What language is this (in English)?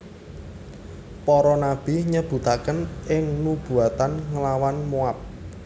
Javanese